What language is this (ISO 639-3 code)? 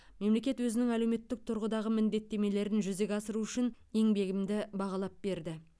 kaz